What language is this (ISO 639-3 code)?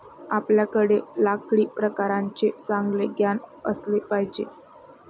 mar